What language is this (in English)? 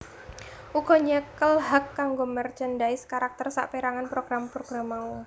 Javanese